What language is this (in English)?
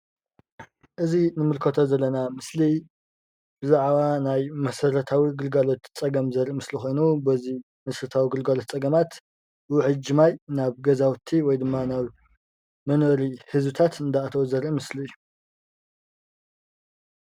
Tigrinya